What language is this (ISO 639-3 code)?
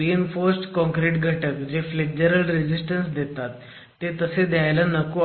mar